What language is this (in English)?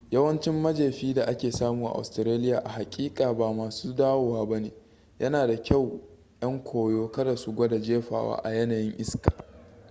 Hausa